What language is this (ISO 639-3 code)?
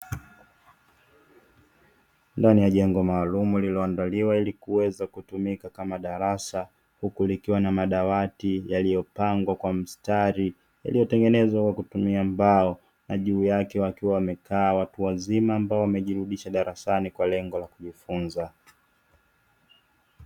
swa